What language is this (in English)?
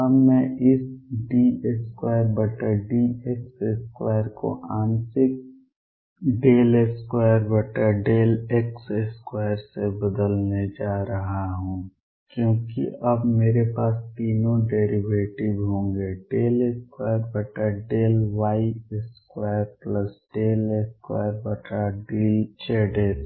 Hindi